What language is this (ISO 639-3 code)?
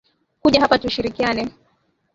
swa